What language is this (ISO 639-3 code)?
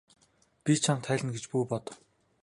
mon